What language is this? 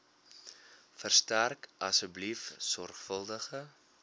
Afrikaans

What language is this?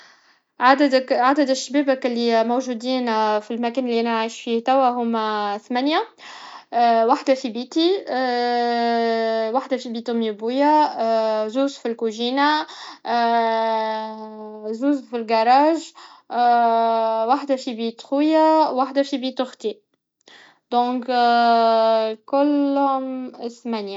Tunisian Arabic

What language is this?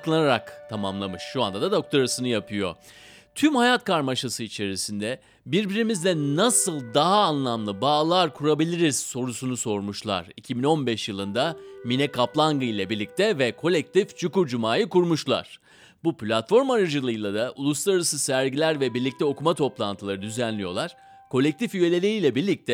Turkish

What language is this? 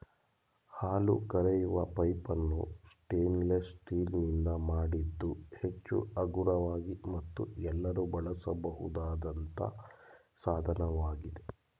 Kannada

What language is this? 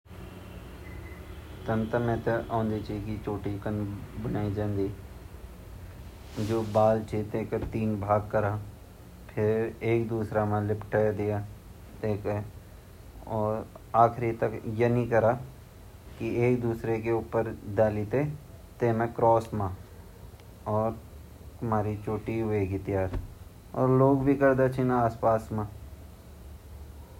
Garhwali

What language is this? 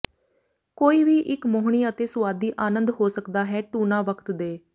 Punjabi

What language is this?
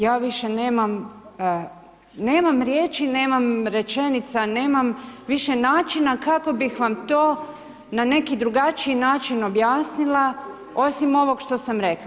Croatian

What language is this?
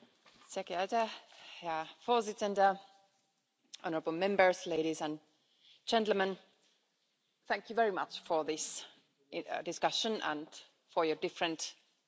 English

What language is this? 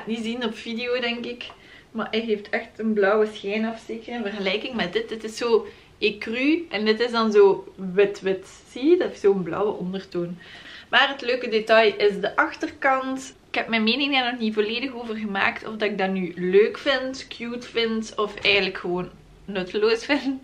Dutch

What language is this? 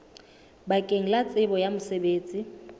Southern Sotho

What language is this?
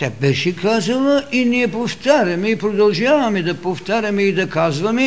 Bulgarian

